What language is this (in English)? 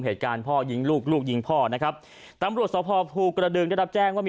Thai